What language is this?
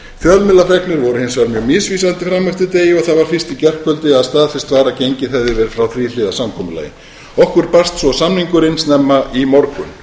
Icelandic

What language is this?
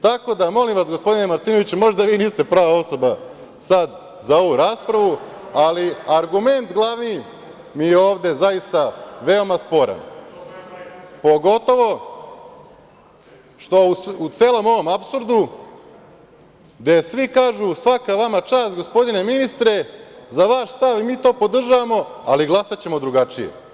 Serbian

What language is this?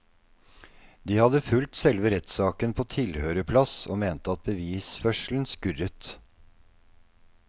Norwegian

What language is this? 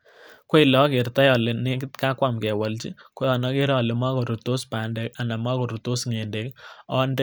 Kalenjin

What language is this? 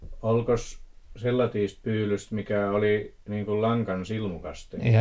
Finnish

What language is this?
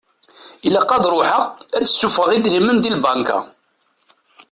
Kabyle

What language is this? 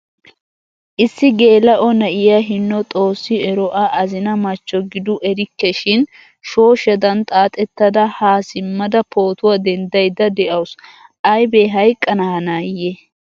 Wolaytta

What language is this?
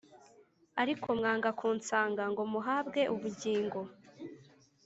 Kinyarwanda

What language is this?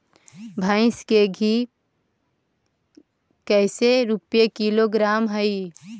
Magahi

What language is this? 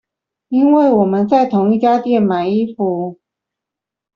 Chinese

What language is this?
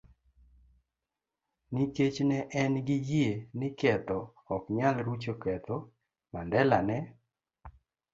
Luo (Kenya and Tanzania)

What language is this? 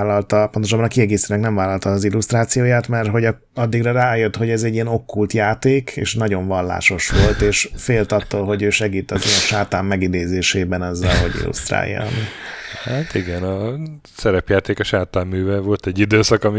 Hungarian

